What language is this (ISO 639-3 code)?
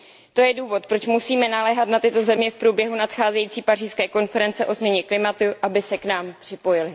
ces